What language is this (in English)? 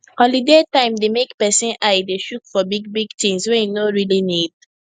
Nigerian Pidgin